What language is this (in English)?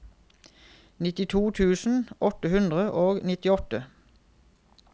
Norwegian